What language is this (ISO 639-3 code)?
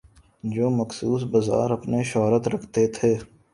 urd